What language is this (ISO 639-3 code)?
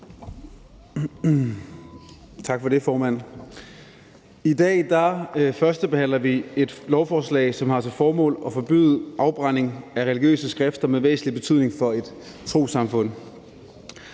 dan